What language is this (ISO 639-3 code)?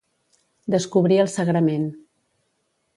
cat